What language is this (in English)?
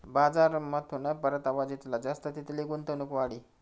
Marathi